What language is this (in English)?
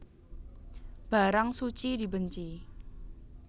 Javanese